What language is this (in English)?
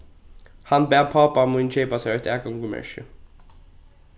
Faroese